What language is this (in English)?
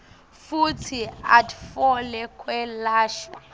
Swati